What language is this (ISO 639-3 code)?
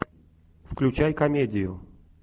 rus